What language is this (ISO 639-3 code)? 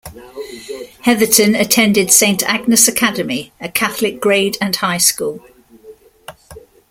eng